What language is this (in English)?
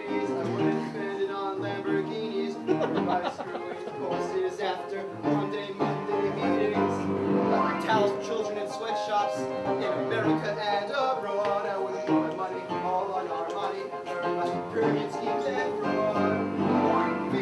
English